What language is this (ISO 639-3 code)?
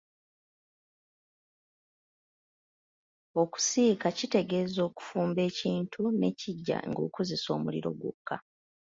lug